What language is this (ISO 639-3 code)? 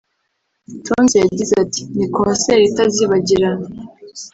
kin